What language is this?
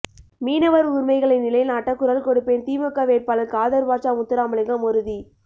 Tamil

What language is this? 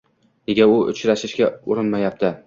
Uzbek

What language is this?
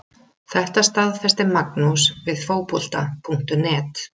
Icelandic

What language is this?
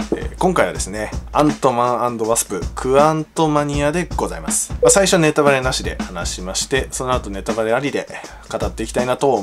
Japanese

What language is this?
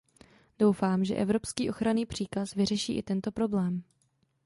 Czech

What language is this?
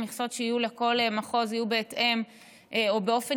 Hebrew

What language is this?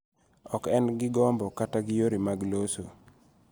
Luo (Kenya and Tanzania)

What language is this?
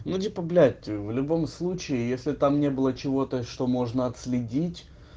Russian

